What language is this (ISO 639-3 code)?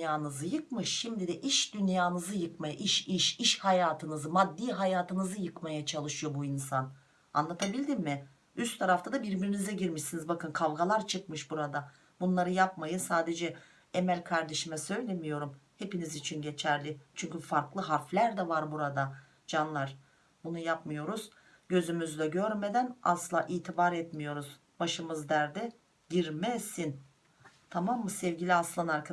tur